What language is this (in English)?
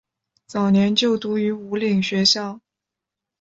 Chinese